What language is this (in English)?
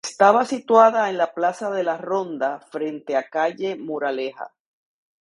Spanish